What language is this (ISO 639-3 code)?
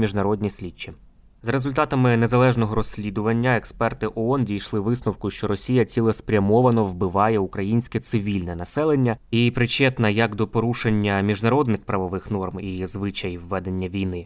ukr